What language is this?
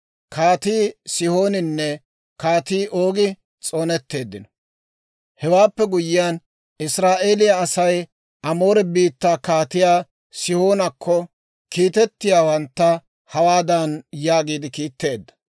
Dawro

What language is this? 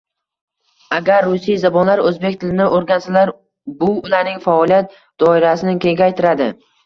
Uzbek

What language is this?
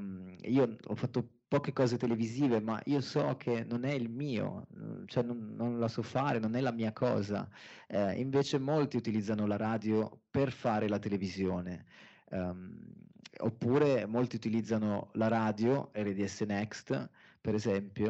Italian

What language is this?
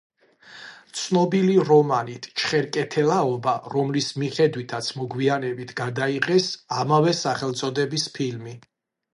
Georgian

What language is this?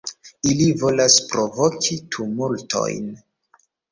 Esperanto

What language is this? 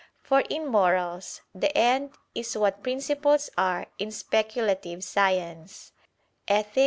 English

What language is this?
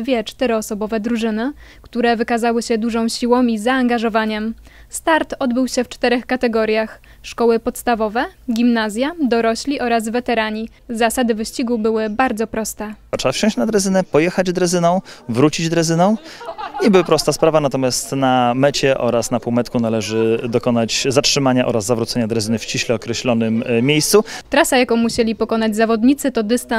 Polish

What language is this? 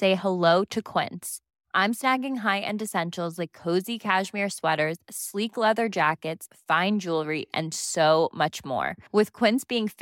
Filipino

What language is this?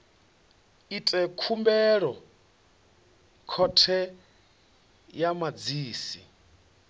Venda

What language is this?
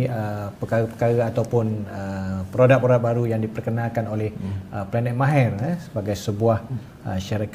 Malay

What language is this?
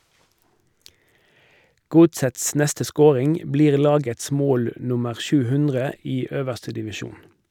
Norwegian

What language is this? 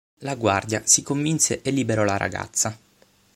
Italian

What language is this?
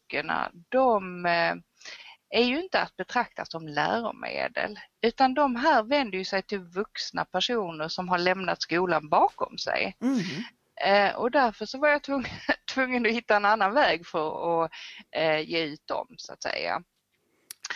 Swedish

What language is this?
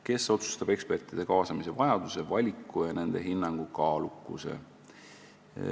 Estonian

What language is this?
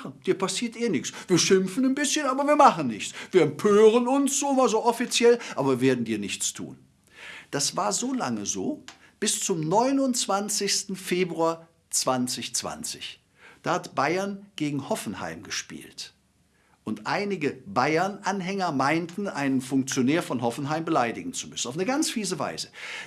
German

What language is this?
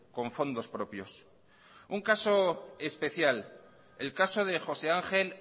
Spanish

